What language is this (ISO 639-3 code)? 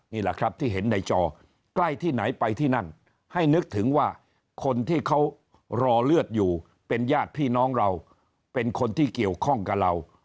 tha